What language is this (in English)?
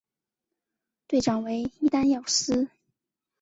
Chinese